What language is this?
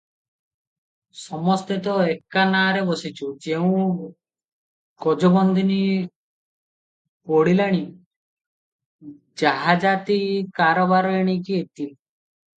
Odia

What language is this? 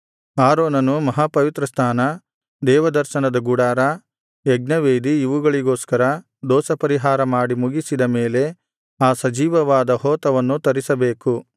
Kannada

